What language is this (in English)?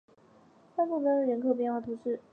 Chinese